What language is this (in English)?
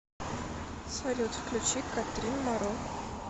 Russian